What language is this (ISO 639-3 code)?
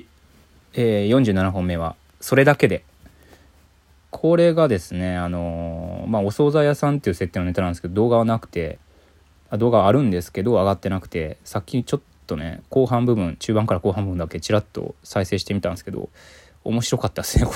jpn